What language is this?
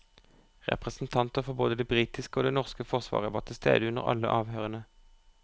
Norwegian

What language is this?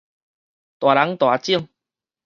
Min Nan Chinese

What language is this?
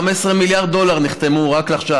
Hebrew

